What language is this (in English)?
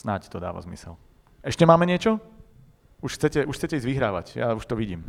Slovak